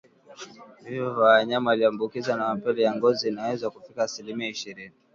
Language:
Swahili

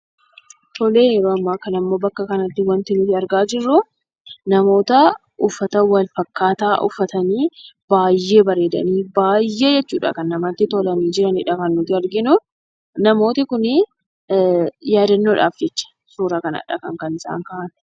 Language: Oromo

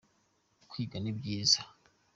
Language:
Kinyarwanda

